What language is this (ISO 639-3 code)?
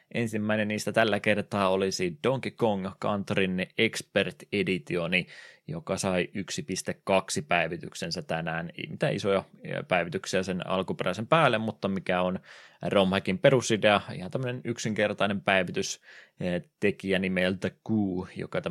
fin